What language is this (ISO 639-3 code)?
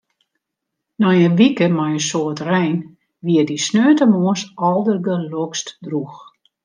fry